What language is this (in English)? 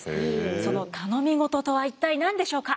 Japanese